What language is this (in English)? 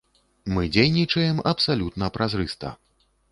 Belarusian